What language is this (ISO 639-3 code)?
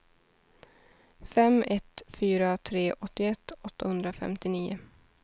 swe